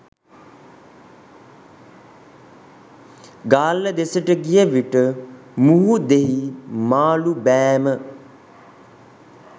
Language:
Sinhala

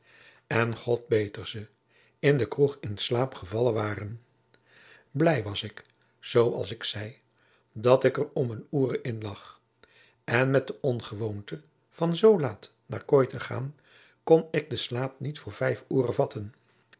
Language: Dutch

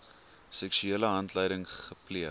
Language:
Afrikaans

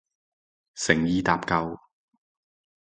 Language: Cantonese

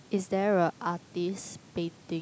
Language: English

